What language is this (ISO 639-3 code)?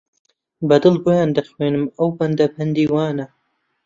ckb